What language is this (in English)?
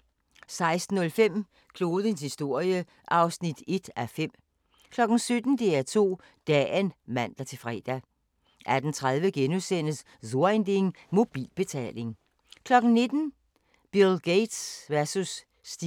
Danish